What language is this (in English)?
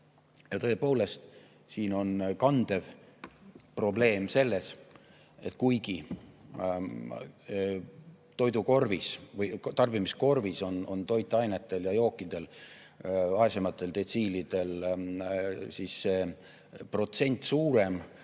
Estonian